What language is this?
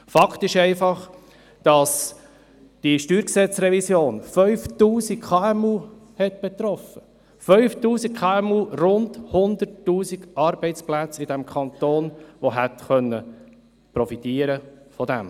Swiss German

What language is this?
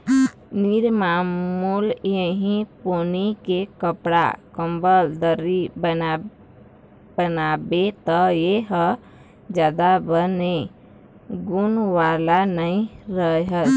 Chhattisgarhi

